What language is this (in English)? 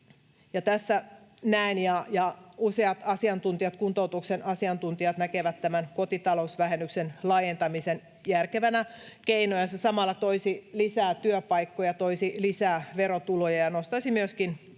Finnish